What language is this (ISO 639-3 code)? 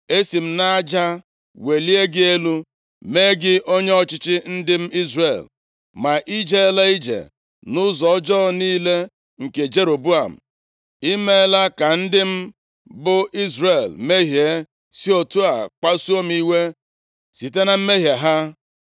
ibo